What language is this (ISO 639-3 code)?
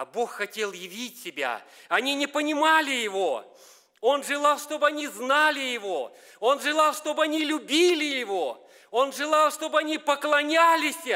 rus